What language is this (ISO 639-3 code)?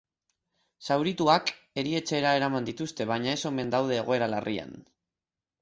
eus